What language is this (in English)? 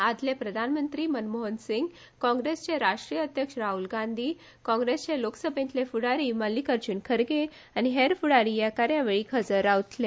Konkani